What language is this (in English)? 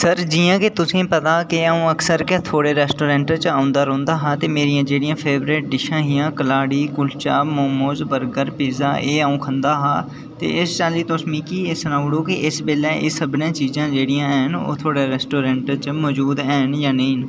Dogri